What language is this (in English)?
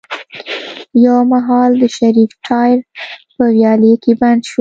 Pashto